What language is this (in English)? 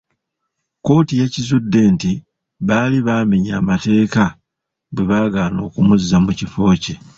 Ganda